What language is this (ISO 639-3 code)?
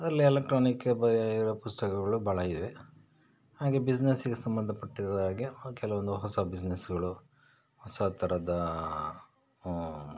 kan